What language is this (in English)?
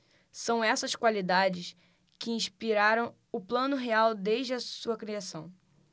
Portuguese